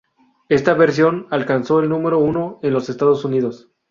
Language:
Spanish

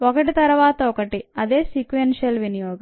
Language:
Telugu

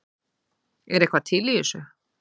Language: Icelandic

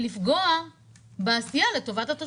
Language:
Hebrew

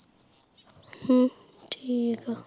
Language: Punjabi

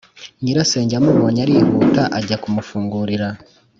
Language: Kinyarwanda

